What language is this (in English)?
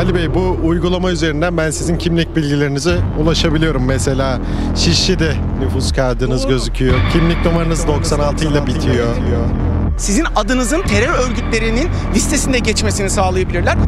Turkish